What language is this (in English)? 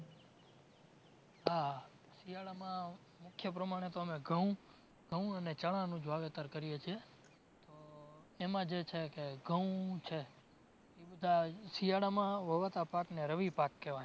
Gujarati